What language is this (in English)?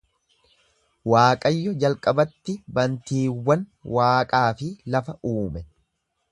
Oromo